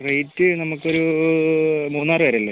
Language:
Malayalam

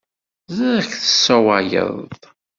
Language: Kabyle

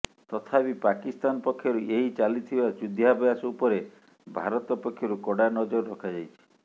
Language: Odia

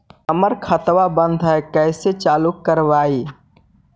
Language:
Magahi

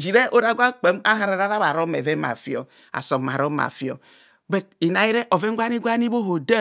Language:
Kohumono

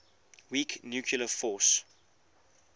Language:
English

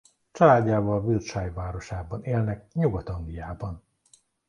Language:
Hungarian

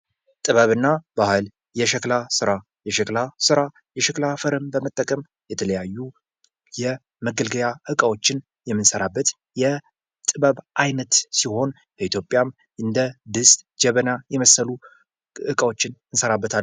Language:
Amharic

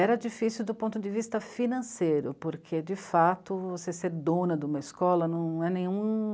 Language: Portuguese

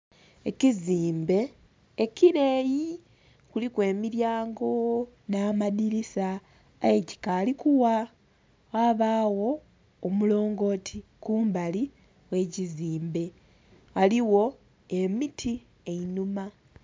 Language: Soga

